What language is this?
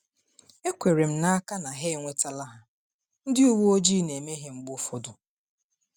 Igbo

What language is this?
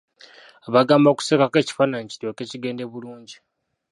Ganda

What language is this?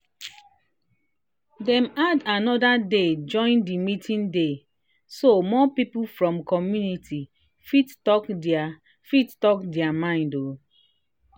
Nigerian Pidgin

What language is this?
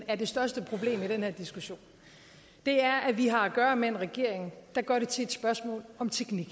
Danish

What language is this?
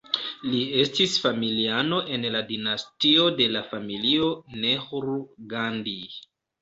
Esperanto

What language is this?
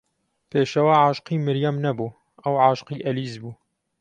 Central Kurdish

